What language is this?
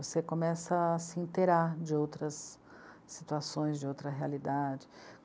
Portuguese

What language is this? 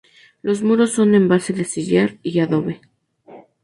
Spanish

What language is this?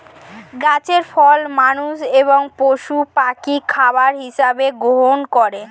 Bangla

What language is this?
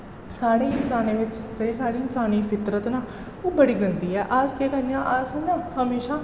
Dogri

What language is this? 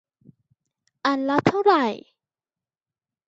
Thai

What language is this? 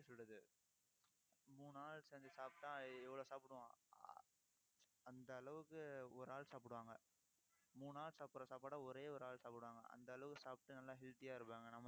Tamil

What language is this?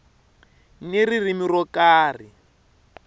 Tsonga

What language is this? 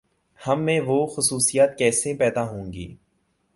Urdu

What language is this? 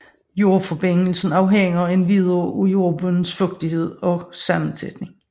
Danish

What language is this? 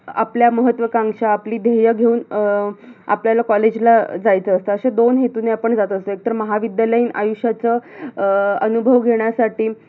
Marathi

